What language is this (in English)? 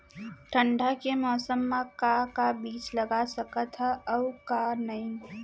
Chhattisgarhi